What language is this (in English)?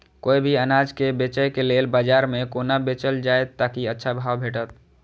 Maithili